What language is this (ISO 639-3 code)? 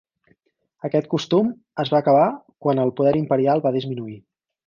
cat